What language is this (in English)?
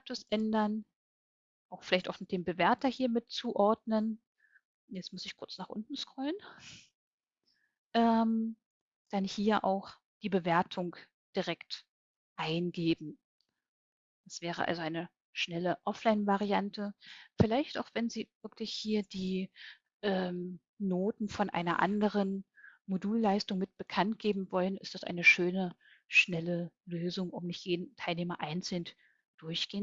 German